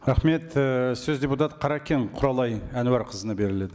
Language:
Kazakh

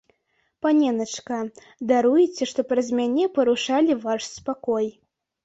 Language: Belarusian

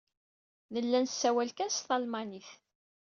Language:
Kabyle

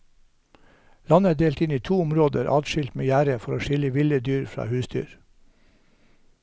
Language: Norwegian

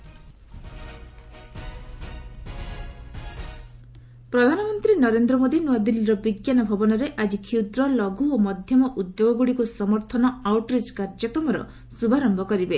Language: Odia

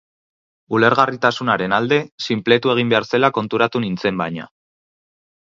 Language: Basque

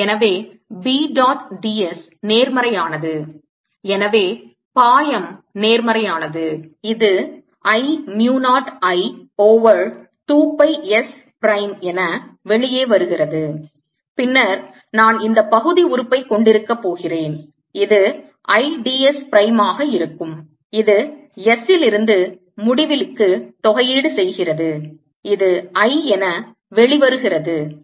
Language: Tamil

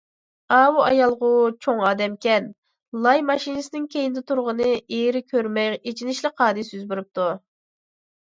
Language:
Uyghur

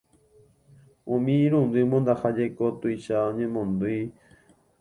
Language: Guarani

